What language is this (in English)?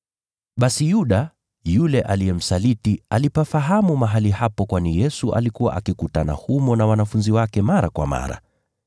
Swahili